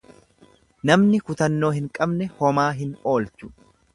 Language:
Oromo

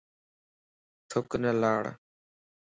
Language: Lasi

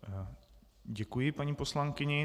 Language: Czech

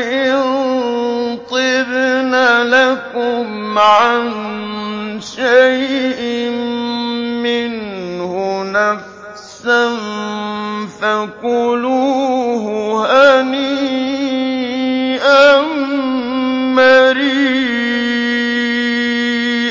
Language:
Arabic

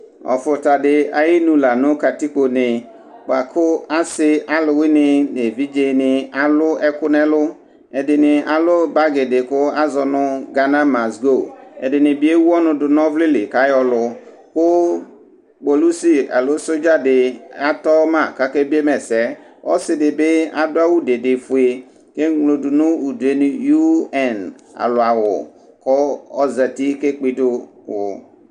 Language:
Ikposo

